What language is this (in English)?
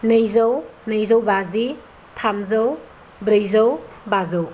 Bodo